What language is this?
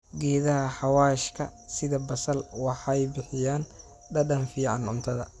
Somali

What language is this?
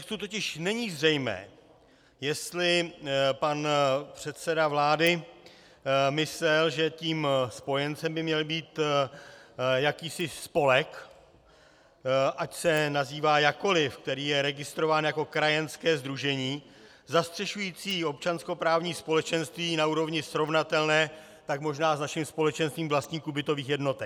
Czech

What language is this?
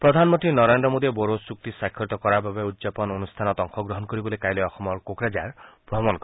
Assamese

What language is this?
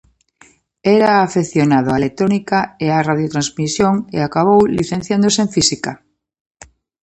Galician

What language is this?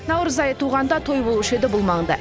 Kazakh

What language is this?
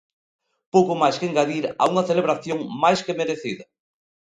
Galician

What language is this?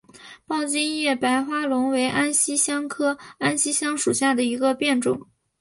Chinese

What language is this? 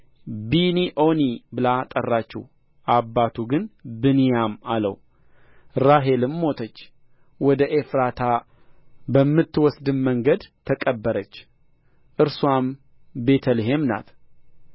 Amharic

